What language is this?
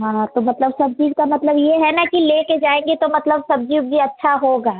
Hindi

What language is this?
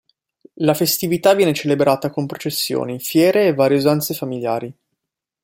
Italian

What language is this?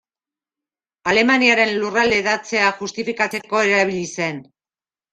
Basque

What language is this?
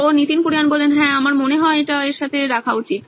Bangla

